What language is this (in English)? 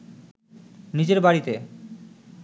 Bangla